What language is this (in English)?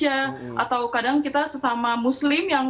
Indonesian